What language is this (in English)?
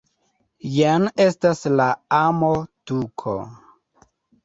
Esperanto